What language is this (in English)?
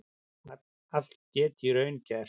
Icelandic